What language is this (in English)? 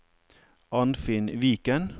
Norwegian